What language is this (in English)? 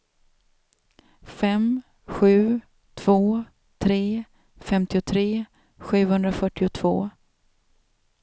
Swedish